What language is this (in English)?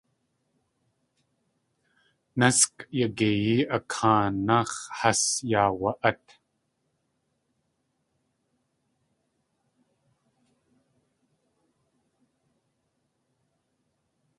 Tlingit